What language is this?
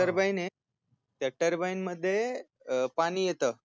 Marathi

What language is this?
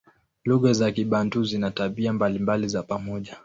Swahili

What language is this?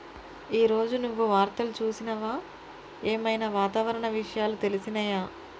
Telugu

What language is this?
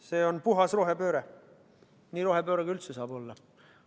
Estonian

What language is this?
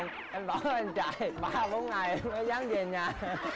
Vietnamese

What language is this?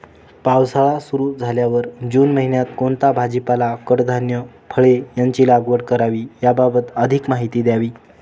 Marathi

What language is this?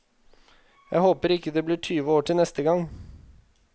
Norwegian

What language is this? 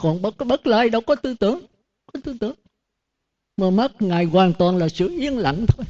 Vietnamese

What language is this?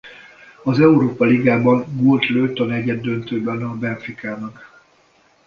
Hungarian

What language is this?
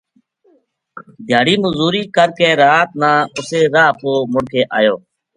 Gujari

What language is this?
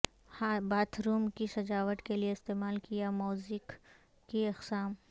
Urdu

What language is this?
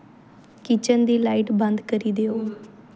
Dogri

